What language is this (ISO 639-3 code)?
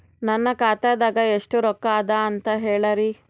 kan